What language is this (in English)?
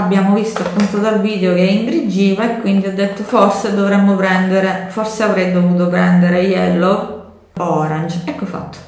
Italian